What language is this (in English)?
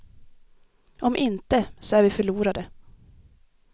Swedish